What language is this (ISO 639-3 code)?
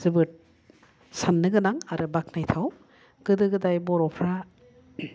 brx